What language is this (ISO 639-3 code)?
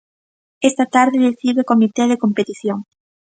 glg